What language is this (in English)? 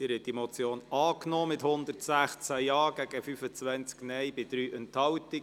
Swiss German